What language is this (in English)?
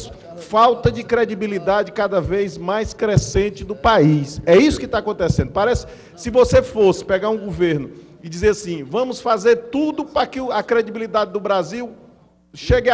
Portuguese